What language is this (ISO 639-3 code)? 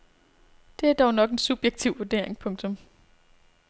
dan